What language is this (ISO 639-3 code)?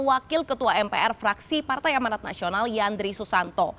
ind